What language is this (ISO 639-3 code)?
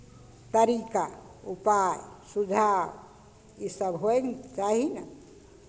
mai